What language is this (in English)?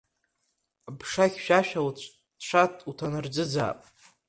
Abkhazian